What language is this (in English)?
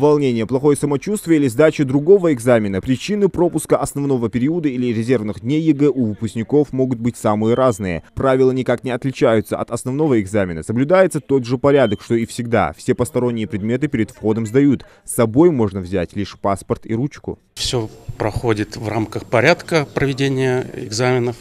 Russian